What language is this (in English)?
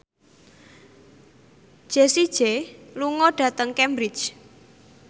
Javanese